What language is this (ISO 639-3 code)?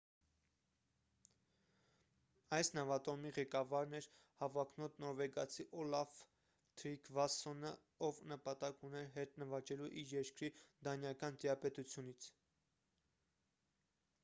hye